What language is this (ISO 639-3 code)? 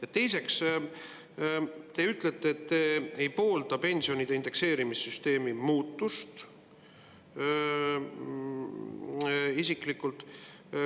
est